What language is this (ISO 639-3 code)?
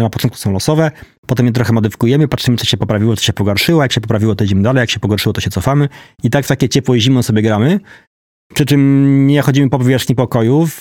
pol